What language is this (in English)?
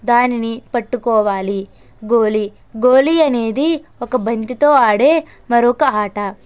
Telugu